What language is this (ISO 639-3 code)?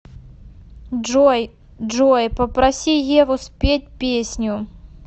rus